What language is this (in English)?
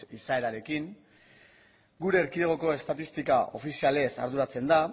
Basque